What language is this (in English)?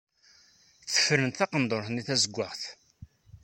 Kabyle